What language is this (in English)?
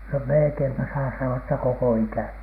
Finnish